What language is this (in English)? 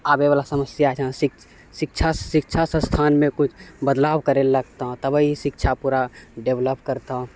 Maithili